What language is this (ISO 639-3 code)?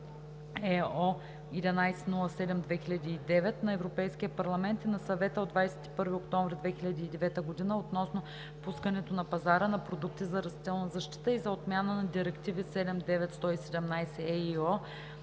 bul